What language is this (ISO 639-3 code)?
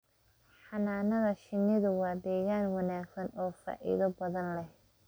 som